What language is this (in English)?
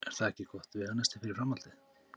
Icelandic